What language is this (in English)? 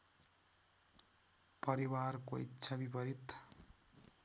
Nepali